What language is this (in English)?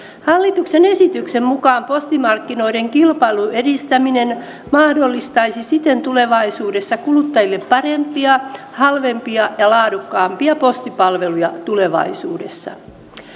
Finnish